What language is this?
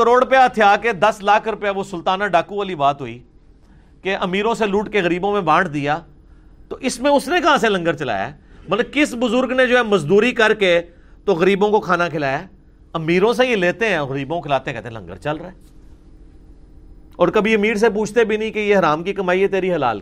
Urdu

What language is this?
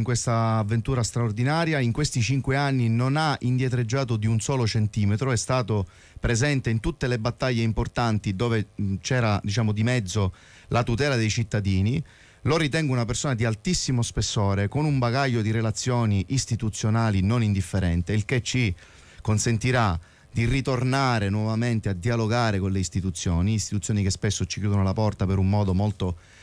Italian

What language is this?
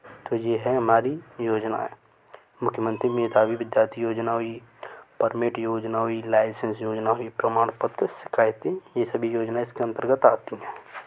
Hindi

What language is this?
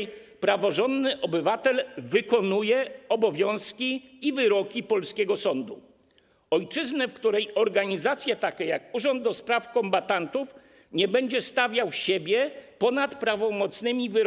Polish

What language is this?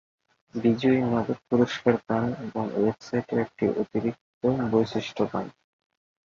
Bangla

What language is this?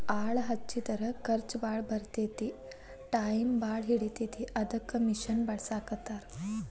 Kannada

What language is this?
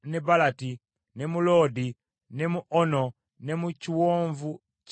Ganda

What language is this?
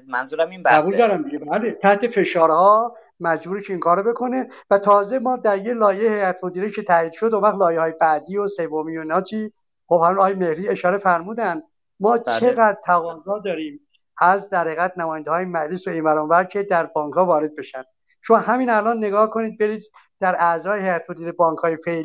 Persian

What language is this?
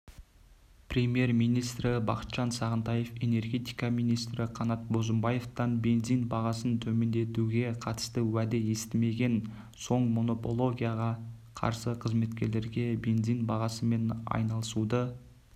Kazakh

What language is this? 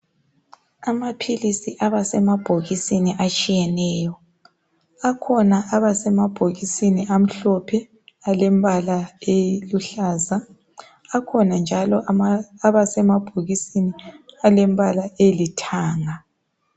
North Ndebele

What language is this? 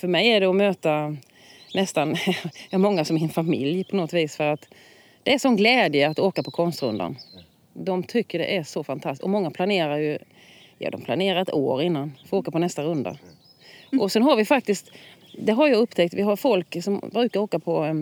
Swedish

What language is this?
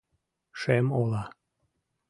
Mari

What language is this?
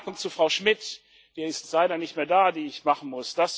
German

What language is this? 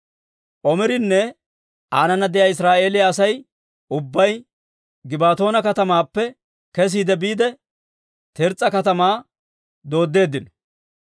Dawro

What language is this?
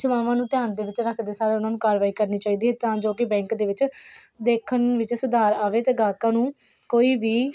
Punjabi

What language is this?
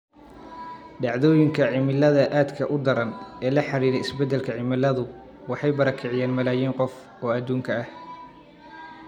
Somali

